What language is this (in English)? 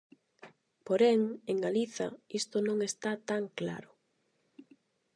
Galician